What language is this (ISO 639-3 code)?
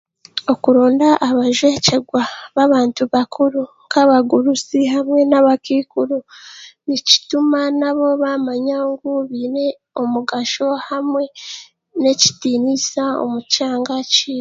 cgg